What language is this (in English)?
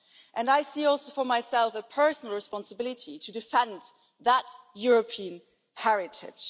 English